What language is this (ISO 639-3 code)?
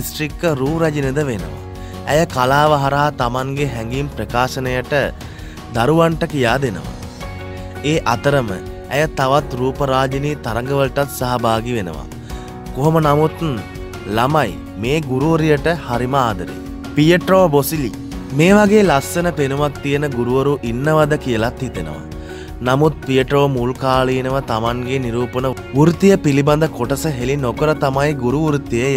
hin